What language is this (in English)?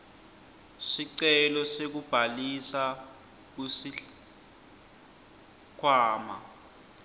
Swati